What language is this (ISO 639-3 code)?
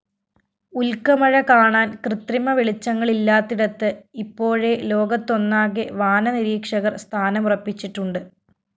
mal